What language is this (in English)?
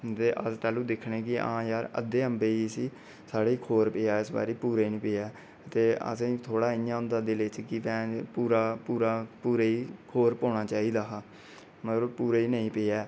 Dogri